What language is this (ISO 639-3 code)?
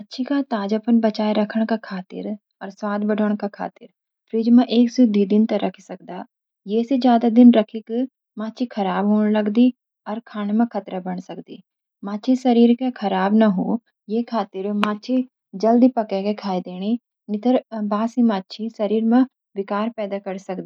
gbm